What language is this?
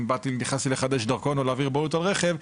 Hebrew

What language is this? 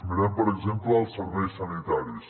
Catalan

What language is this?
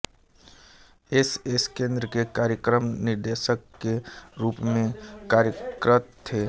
Hindi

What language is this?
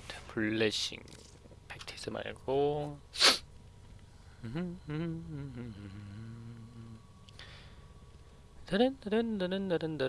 Korean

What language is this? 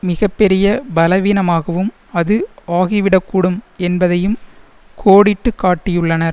Tamil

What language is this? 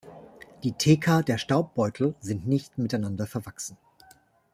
German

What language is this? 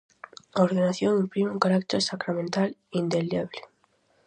Galician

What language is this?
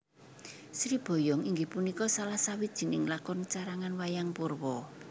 Javanese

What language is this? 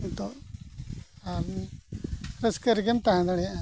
Santali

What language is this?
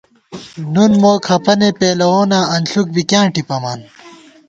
Gawar-Bati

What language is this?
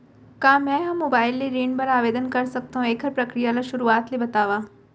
Chhattisgarhi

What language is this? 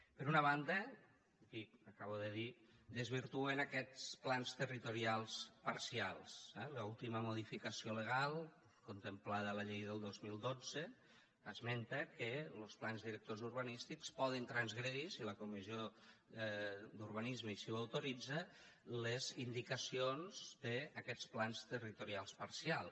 Catalan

